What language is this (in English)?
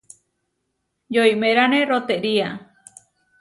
Huarijio